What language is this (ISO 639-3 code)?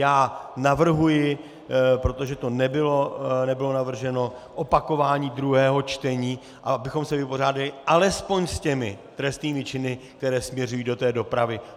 ces